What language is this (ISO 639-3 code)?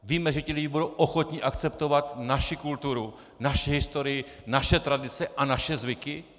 ces